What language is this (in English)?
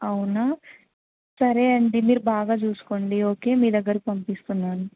Telugu